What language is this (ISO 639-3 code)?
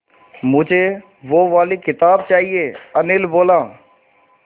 hin